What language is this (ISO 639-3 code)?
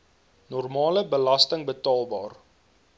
afr